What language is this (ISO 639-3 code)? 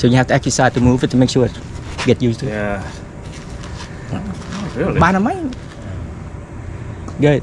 vie